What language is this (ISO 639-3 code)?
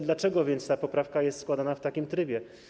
pol